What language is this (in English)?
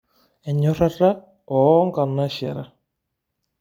Masai